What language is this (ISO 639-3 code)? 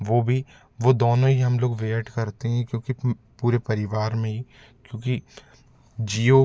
hin